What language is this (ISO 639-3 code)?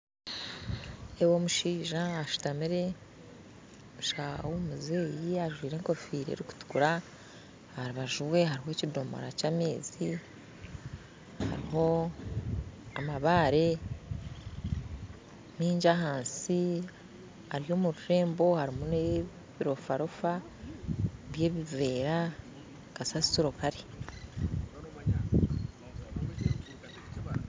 nyn